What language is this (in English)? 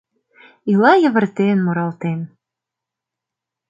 Mari